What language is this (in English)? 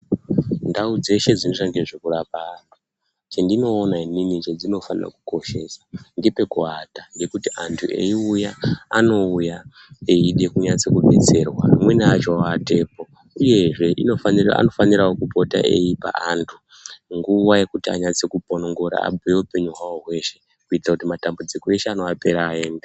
Ndau